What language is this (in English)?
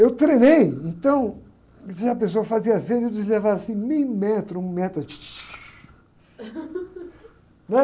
Portuguese